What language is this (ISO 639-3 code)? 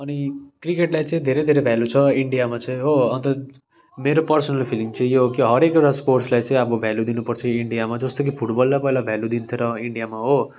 nep